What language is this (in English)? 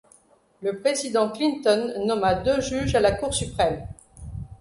French